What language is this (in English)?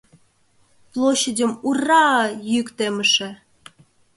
Mari